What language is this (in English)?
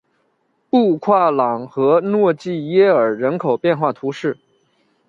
Chinese